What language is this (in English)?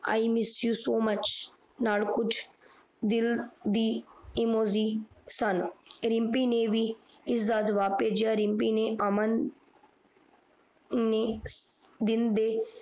Punjabi